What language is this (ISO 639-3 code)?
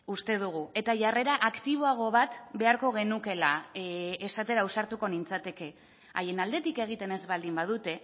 eus